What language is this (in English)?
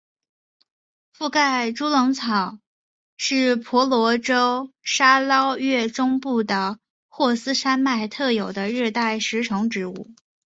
Chinese